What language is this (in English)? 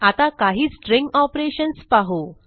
Marathi